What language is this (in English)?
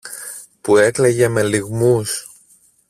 Greek